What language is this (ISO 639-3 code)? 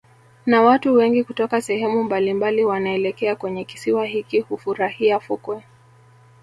swa